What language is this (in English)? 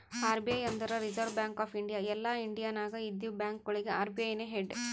Kannada